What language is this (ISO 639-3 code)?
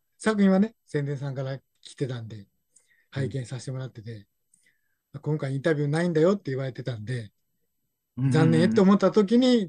jpn